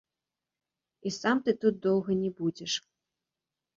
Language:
Belarusian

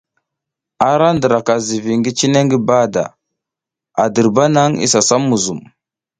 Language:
South Giziga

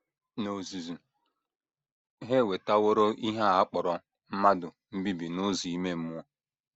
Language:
Igbo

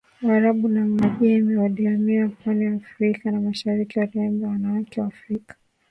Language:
Swahili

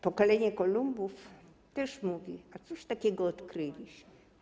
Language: Polish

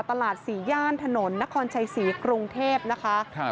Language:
Thai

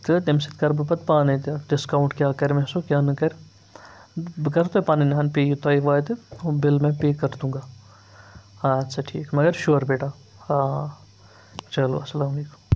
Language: Kashmiri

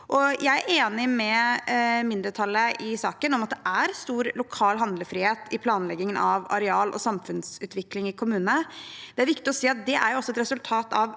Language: Norwegian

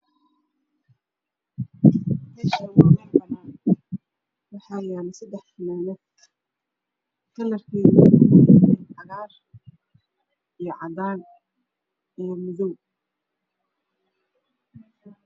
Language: Somali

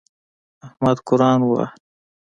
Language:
Pashto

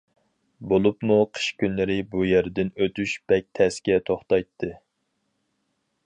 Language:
Uyghur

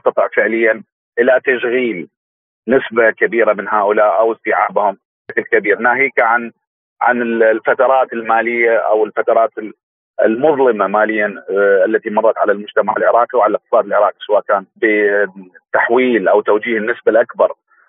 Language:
Arabic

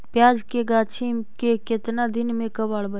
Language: Magahi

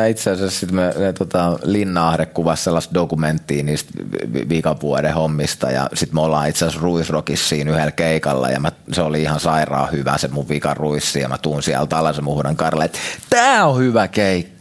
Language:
Finnish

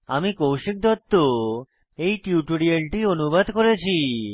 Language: Bangla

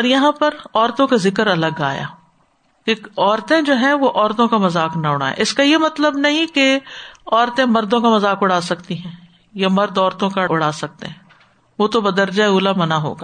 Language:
Urdu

